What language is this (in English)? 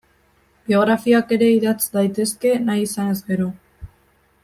Basque